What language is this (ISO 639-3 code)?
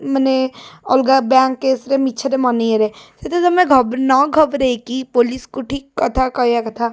ori